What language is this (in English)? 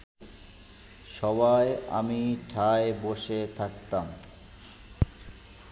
Bangla